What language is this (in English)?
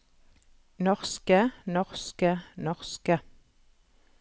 Norwegian